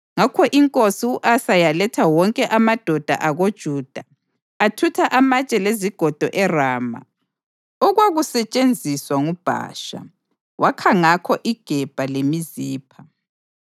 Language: North Ndebele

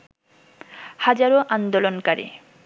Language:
Bangla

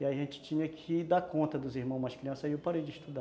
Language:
Portuguese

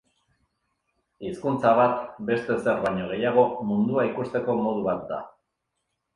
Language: Basque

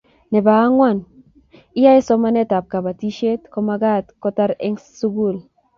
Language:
Kalenjin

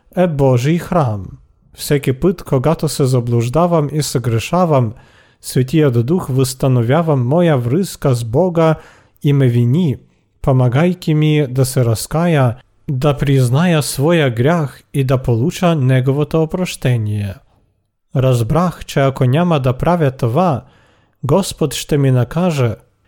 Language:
Bulgarian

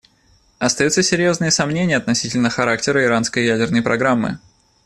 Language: Russian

